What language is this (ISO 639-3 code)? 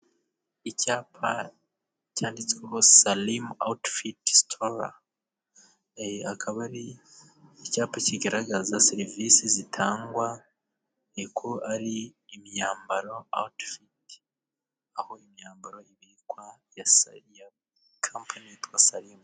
kin